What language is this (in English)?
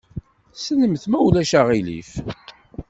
Kabyle